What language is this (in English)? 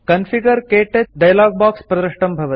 Sanskrit